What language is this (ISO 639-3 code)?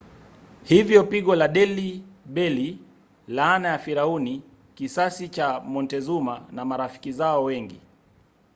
swa